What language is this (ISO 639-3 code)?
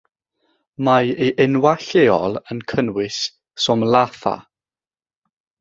cym